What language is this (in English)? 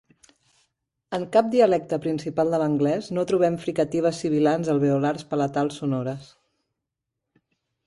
Catalan